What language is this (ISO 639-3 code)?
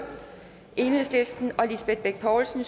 dan